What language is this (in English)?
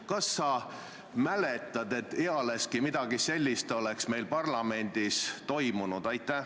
Estonian